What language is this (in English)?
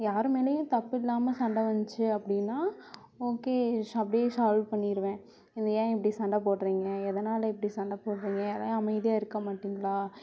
Tamil